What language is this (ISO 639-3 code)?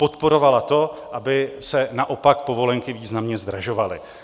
ces